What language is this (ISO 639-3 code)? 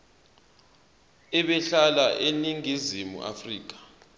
zul